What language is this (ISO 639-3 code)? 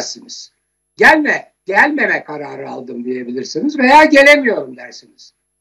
tur